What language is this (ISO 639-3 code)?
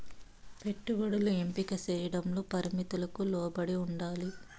tel